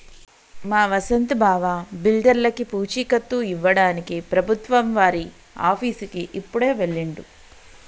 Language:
Telugu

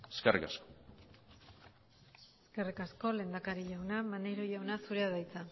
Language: Basque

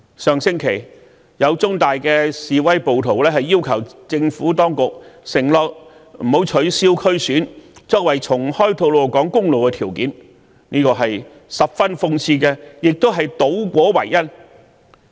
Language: Cantonese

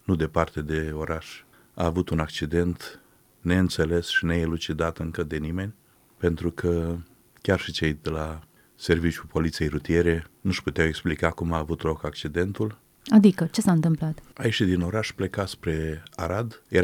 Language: Romanian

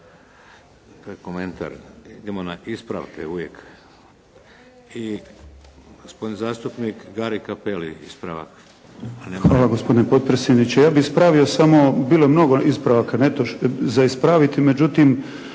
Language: Croatian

